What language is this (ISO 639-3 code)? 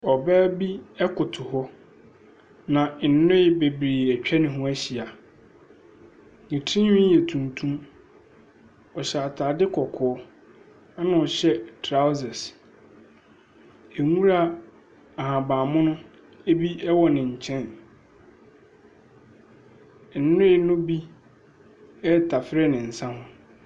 aka